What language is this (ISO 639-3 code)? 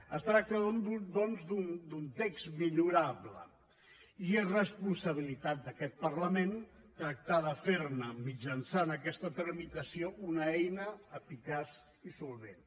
cat